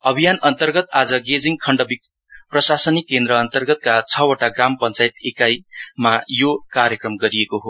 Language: Nepali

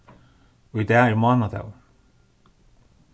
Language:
Faroese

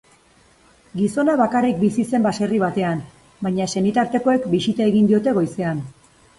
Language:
Basque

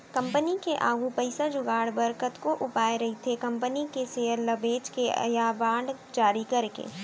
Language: Chhattisgarhi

